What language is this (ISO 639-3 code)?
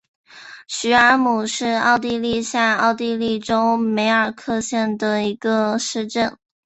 zho